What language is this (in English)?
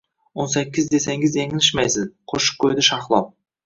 Uzbek